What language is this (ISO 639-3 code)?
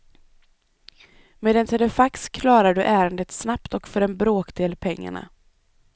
swe